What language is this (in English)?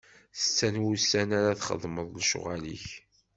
Kabyle